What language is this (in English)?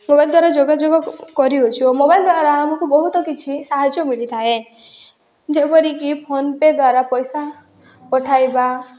Odia